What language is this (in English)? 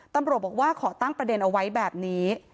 Thai